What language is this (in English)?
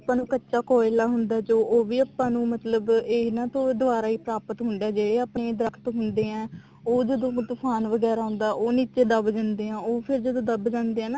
Punjabi